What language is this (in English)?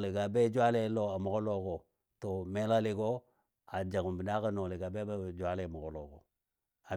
Dadiya